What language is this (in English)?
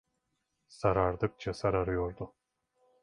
Turkish